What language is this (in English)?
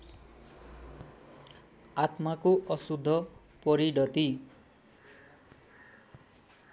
Nepali